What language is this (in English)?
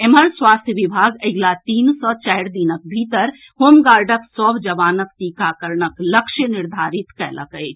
Maithili